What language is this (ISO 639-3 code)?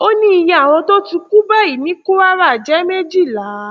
yor